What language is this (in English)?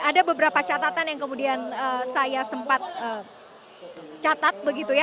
Indonesian